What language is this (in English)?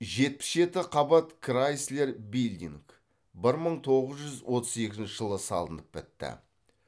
Kazakh